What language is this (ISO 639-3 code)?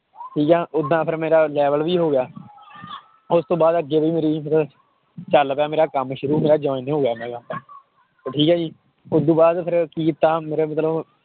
pan